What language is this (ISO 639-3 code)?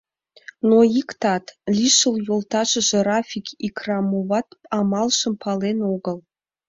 chm